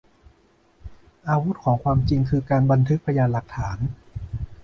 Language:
Thai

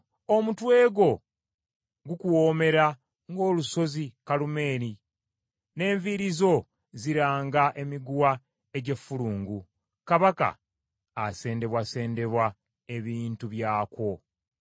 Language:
Ganda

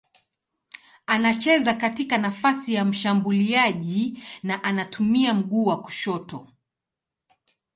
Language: Swahili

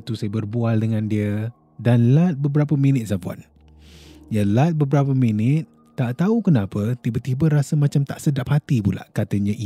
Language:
Malay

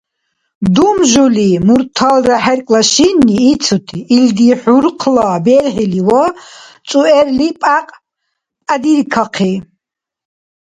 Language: Dargwa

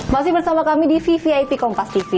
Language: Indonesian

